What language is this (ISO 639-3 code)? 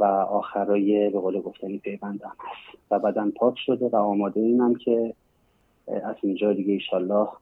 fas